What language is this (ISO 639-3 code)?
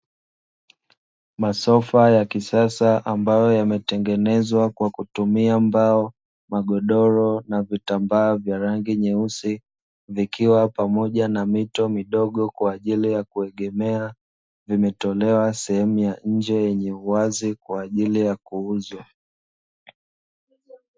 swa